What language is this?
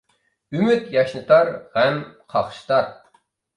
Uyghur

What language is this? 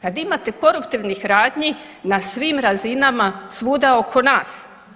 Croatian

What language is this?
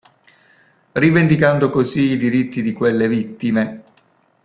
Italian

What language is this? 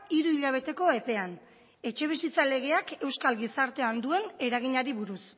Basque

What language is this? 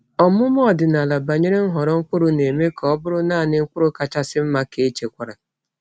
Igbo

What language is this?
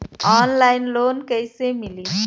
Bhojpuri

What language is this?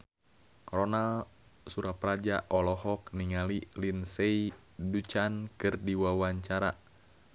Sundanese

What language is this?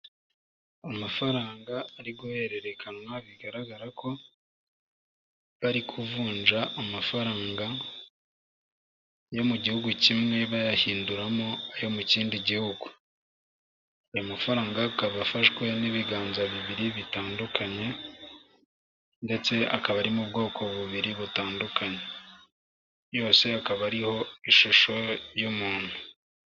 Kinyarwanda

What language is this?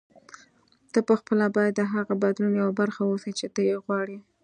Pashto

